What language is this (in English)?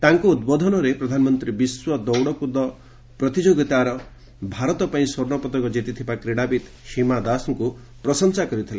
Odia